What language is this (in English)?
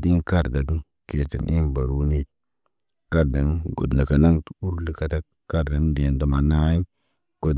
Naba